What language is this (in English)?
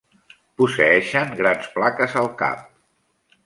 Catalan